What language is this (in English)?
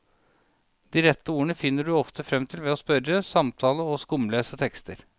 Norwegian